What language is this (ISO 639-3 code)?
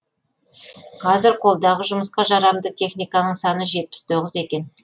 kaz